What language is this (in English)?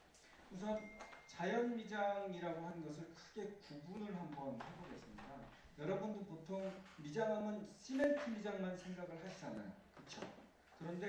Korean